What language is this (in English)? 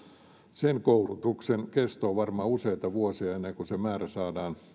Finnish